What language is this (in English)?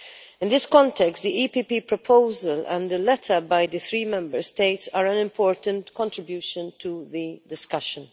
English